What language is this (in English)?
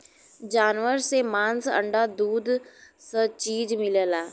Bhojpuri